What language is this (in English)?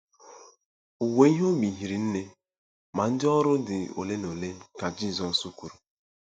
Igbo